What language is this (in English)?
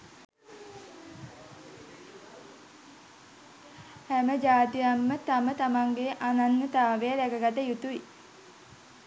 Sinhala